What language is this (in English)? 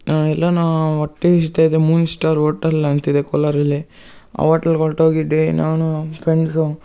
Kannada